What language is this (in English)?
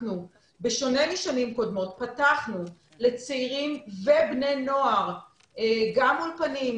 Hebrew